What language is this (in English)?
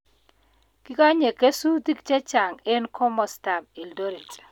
Kalenjin